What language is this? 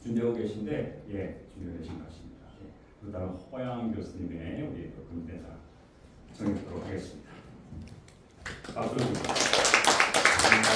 Korean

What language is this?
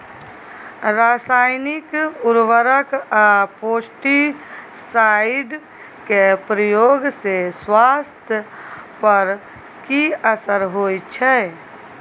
Maithili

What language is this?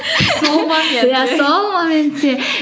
Kazakh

